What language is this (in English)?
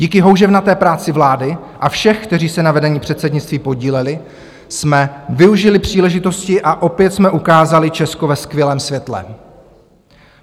Czech